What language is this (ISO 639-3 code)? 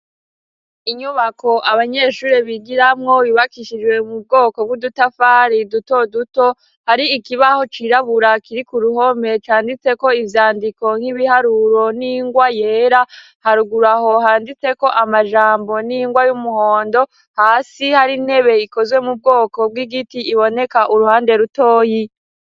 run